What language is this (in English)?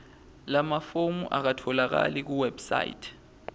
Swati